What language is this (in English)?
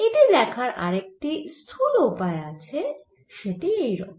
Bangla